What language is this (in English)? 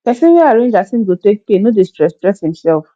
Nigerian Pidgin